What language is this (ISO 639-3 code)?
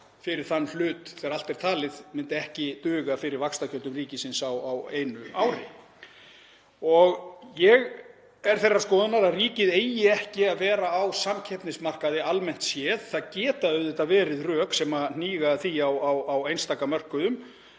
isl